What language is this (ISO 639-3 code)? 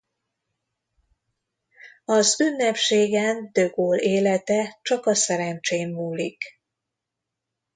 hun